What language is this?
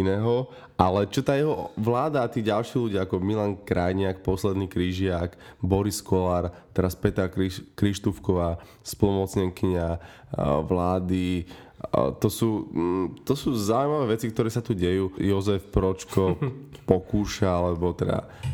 Slovak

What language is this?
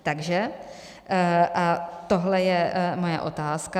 Czech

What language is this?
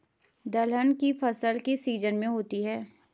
Hindi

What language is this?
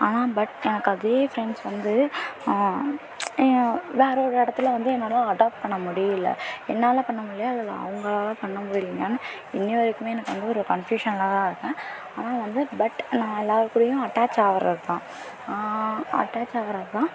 Tamil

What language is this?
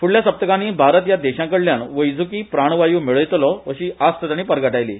Konkani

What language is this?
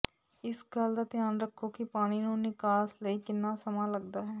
Punjabi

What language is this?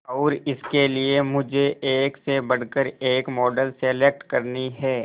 Hindi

